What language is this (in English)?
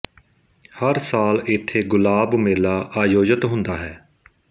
Punjabi